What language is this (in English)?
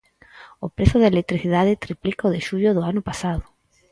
Galician